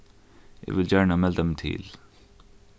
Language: Faroese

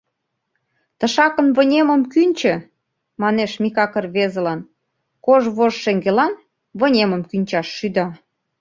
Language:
Mari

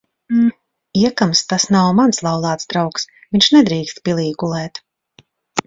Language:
Latvian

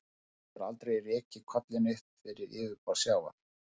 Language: Icelandic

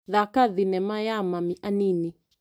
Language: Kikuyu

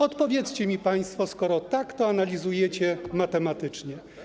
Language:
Polish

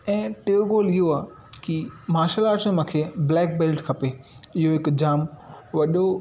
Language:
Sindhi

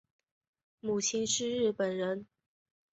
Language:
Chinese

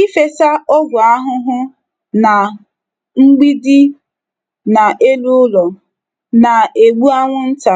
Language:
Igbo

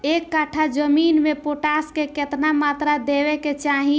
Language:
Bhojpuri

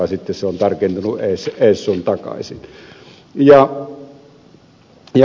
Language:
Finnish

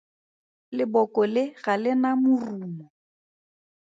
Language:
Tswana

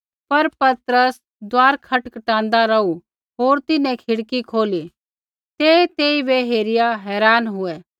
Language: Kullu Pahari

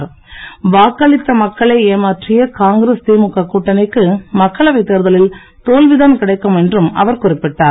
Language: Tamil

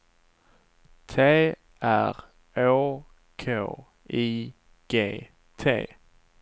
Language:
Swedish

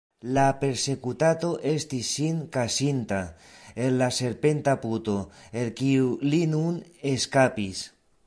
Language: Esperanto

